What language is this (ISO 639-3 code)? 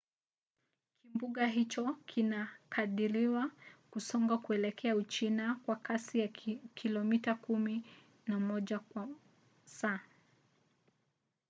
swa